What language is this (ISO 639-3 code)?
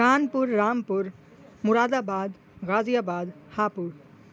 urd